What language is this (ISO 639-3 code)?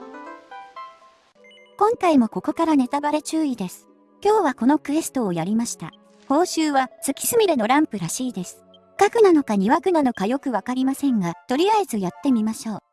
jpn